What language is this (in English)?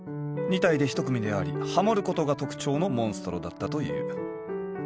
Japanese